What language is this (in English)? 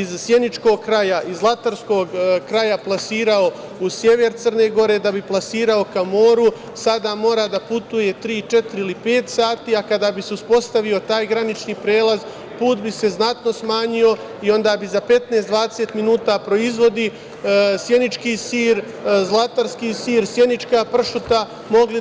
Serbian